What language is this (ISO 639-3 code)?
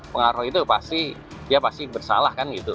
ind